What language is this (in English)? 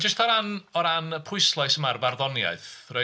Welsh